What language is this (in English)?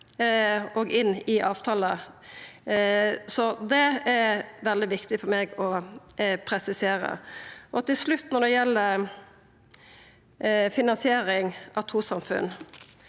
Norwegian